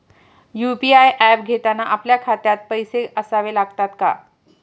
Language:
Marathi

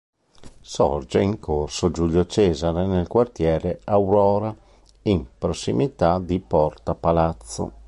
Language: Italian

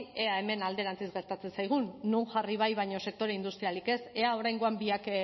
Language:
Basque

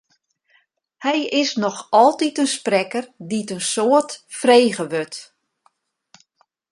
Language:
Western Frisian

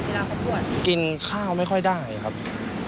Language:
Thai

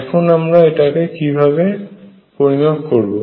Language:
Bangla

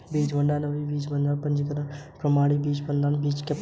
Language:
Hindi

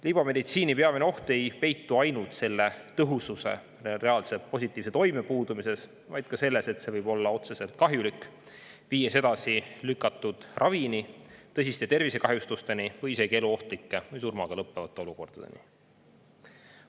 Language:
Estonian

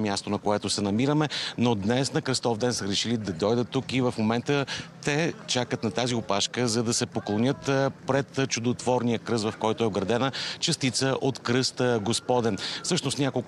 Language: Bulgarian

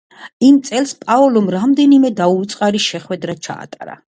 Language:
Georgian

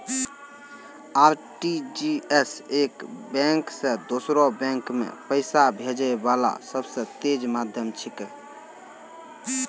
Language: Maithili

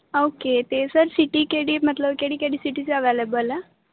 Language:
Punjabi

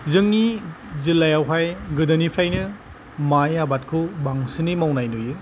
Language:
Bodo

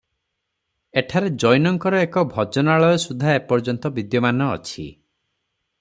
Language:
Odia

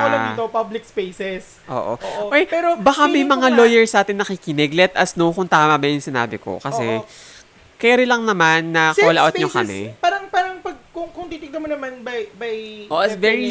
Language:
Filipino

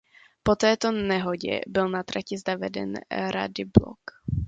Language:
Czech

